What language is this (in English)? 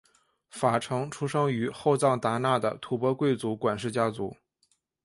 Chinese